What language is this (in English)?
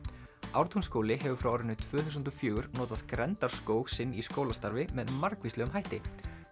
Icelandic